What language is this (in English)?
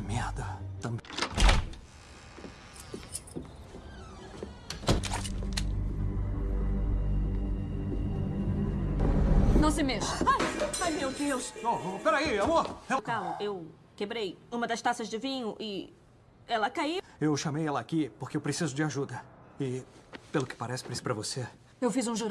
Portuguese